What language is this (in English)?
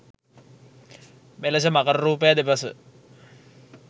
Sinhala